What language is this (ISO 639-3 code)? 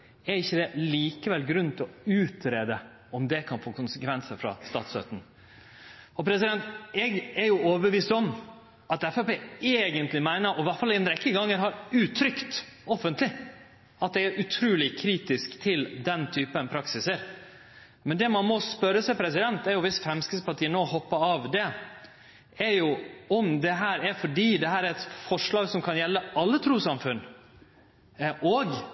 nno